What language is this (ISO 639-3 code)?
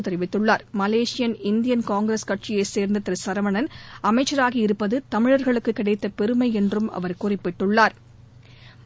tam